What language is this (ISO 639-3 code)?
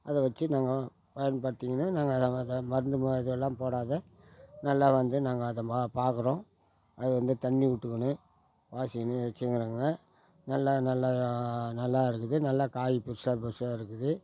tam